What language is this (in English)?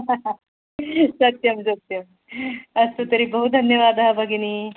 Sanskrit